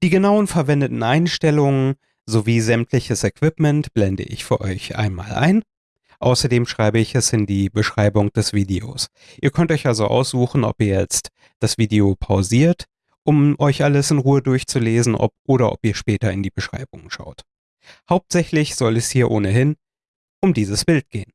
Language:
German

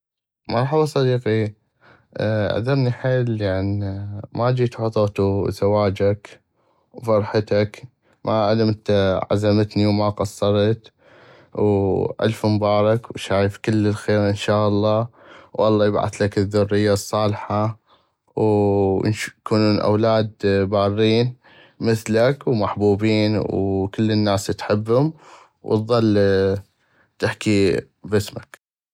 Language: North Mesopotamian Arabic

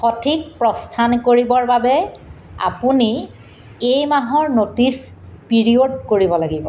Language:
Assamese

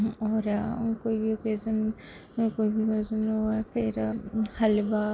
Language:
Dogri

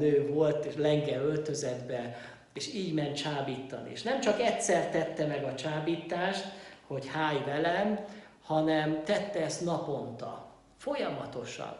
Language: Hungarian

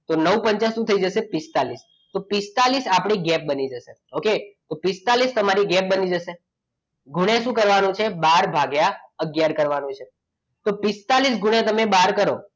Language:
Gujarati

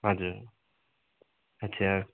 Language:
Nepali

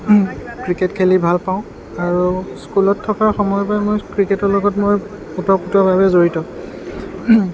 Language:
Assamese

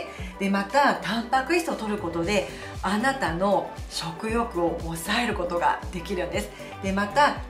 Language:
Japanese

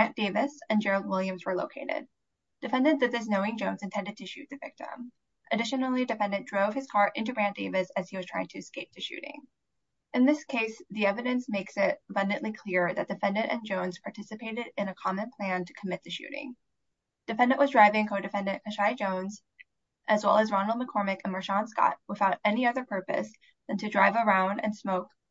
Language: English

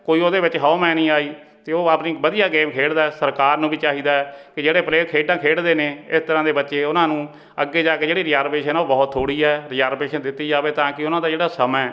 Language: Punjabi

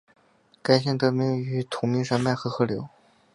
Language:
Chinese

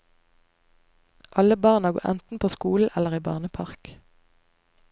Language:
Norwegian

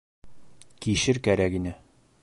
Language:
Bashkir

